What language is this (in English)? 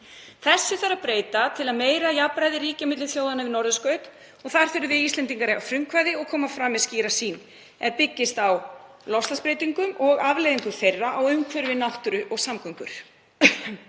Icelandic